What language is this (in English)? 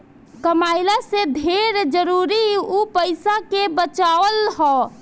Bhojpuri